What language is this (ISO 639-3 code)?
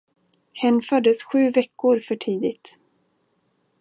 swe